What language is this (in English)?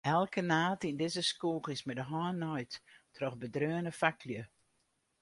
Western Frisian